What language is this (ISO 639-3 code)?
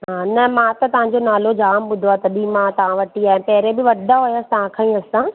snd